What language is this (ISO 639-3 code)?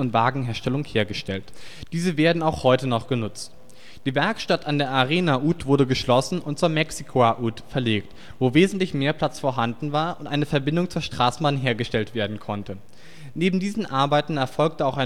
deu